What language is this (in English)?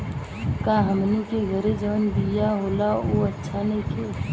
Bhojpuri